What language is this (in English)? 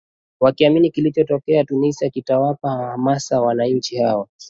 Swahili